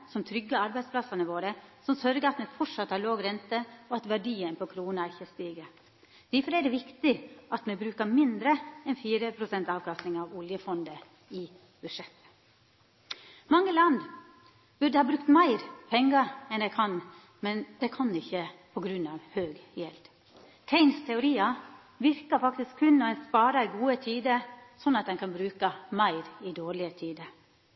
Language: Norwegian Nynorsk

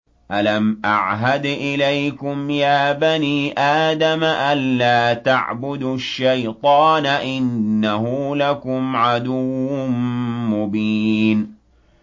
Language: Arabic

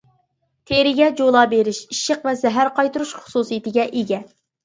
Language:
Uyghur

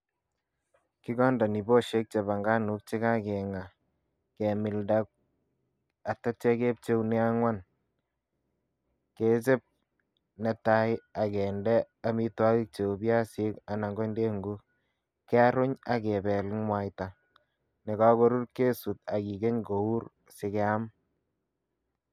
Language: Kalenjin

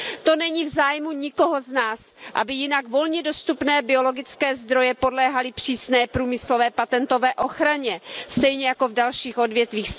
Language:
Czech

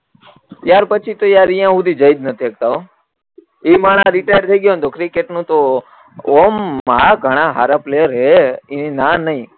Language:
Gujarati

